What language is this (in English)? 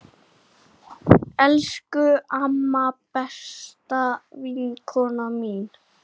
Icelandic